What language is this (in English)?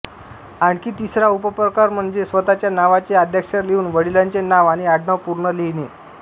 Marathi